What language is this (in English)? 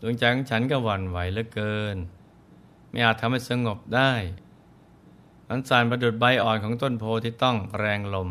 Thai